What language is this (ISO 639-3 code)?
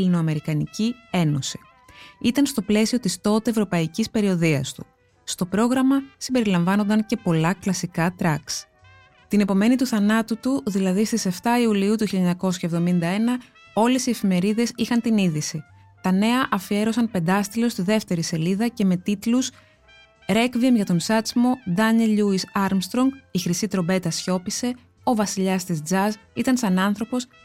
ell